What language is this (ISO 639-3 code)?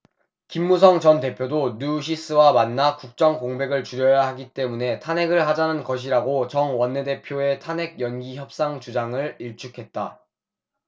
kor